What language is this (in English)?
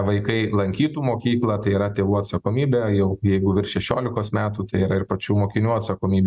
Lithuanian